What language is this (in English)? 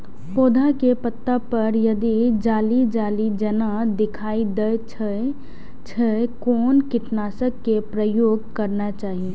Maithili